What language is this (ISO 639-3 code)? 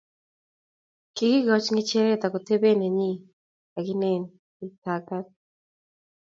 kln